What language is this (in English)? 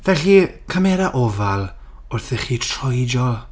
Welsh